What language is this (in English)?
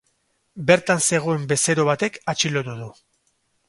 Basque